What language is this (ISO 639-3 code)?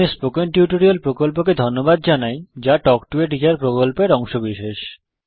ben